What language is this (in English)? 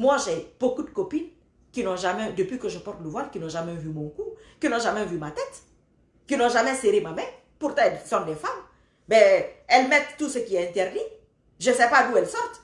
French